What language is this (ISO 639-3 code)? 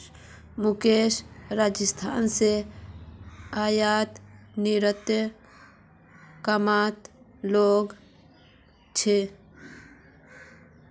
mag